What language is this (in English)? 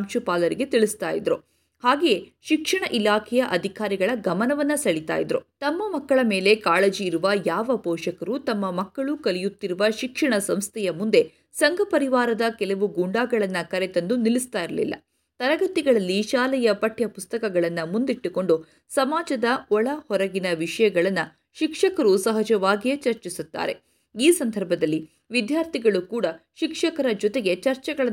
Kannada